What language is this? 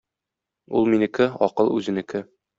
Tatar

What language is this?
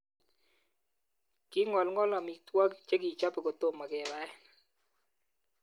Kalenjin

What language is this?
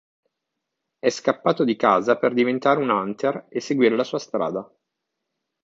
Italian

